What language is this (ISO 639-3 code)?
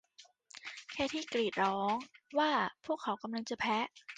tha